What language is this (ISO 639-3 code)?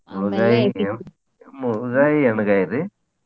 kan